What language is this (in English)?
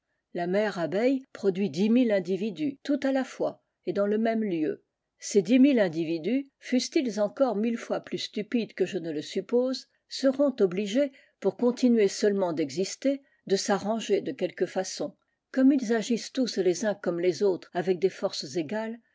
French